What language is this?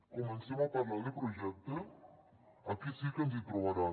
Catalan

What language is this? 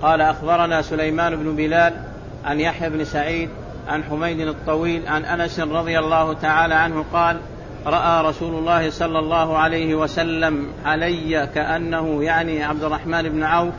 Arabic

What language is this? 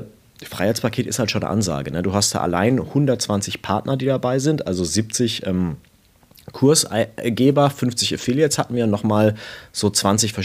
German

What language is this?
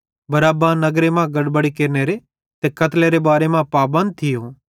Bhadrawahi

